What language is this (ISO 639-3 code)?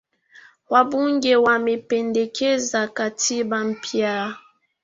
swa